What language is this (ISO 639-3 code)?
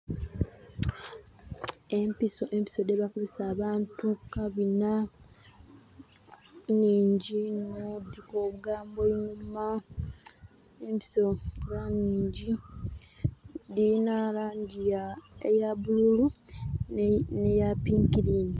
xog